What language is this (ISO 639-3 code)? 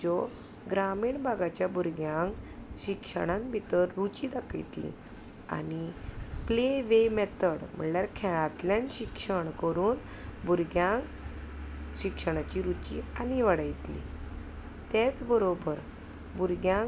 kok